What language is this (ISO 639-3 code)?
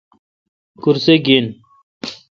xka